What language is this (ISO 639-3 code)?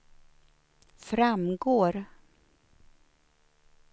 swe